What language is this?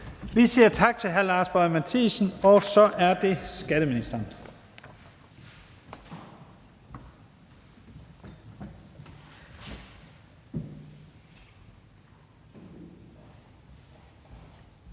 Danish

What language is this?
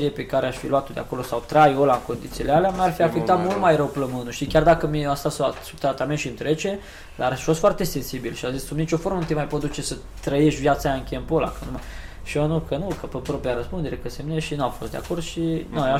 Romanian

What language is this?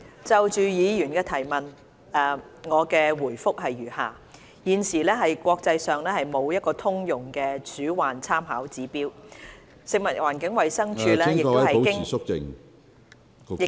Cantonese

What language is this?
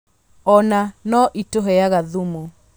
Kikuyu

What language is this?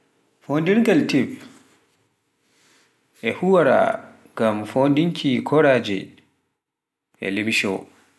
Pular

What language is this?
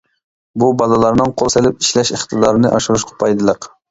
Uyghur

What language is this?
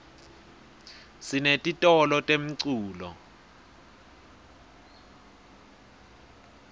Swati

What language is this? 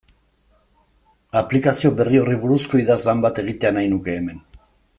Basque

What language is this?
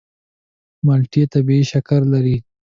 Pashto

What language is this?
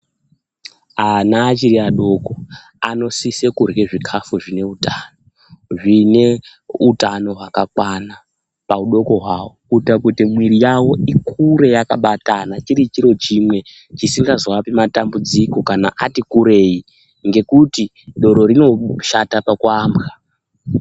Ndau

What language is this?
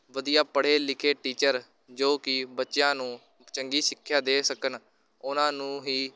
Punjabi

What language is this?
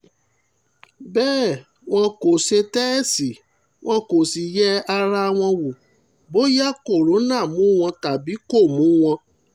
Yoruba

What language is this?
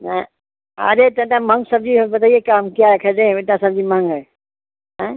Hindi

